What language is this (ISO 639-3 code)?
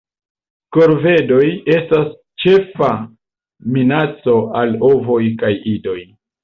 epo